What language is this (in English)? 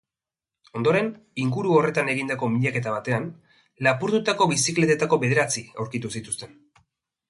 Basque